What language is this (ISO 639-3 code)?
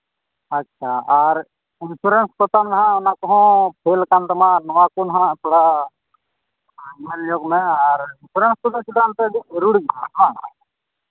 sat